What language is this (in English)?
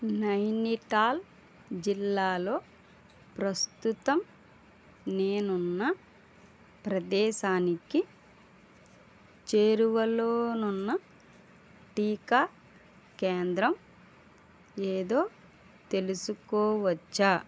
Telugu